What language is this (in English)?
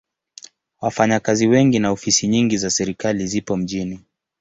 Swahili